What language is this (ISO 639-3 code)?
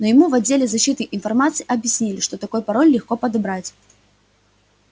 rus